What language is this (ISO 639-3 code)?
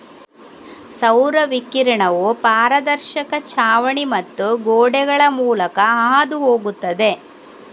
kan